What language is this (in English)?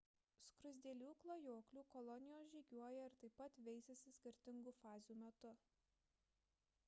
Lithuanian